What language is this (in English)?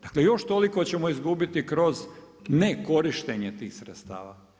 Croatian